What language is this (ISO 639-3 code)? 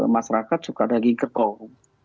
ind